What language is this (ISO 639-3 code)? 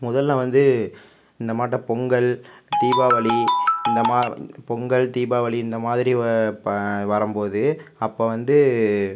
tam